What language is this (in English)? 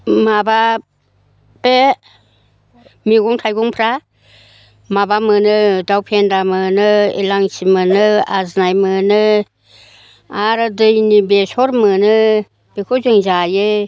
Bodo